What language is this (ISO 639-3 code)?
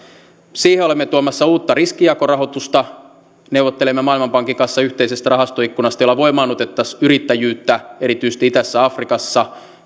fin